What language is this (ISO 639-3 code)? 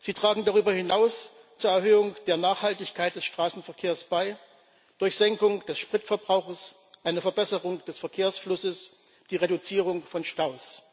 deu